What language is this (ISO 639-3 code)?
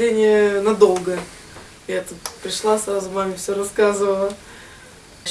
rus